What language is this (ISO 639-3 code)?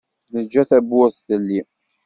kab